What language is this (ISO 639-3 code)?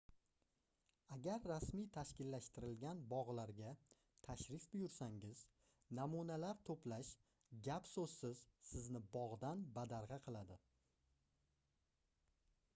uzb